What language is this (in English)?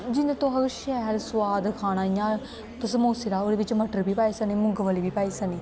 Dogri